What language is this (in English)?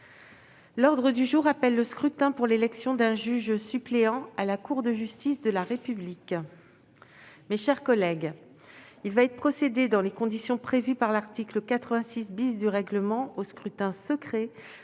French